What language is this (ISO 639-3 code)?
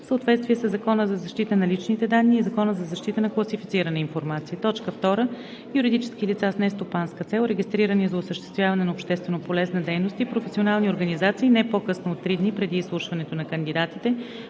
bul